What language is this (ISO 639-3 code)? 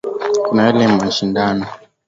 swa